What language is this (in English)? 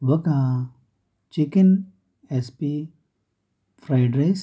Telugu